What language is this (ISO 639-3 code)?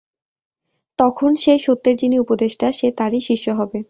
ben